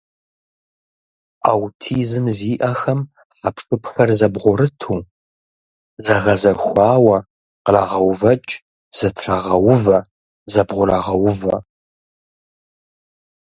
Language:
Kabardian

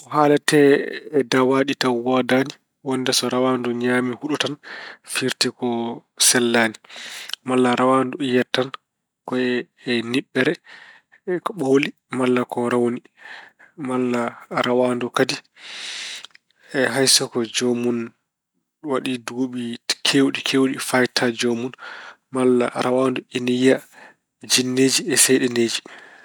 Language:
Fula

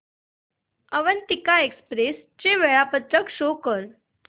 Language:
Marathi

